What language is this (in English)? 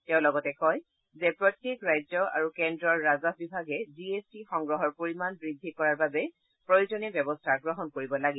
Assamese